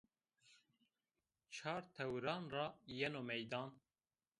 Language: Zaza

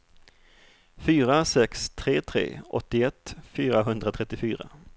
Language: Swedish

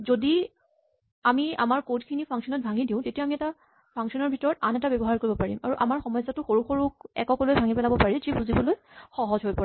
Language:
Assamese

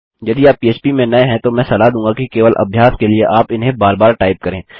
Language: Hindi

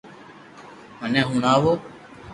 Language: Loarki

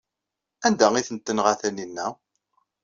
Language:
Kabyle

